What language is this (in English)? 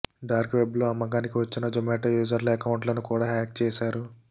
Telugu